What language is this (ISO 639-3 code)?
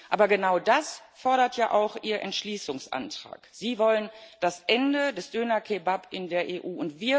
deu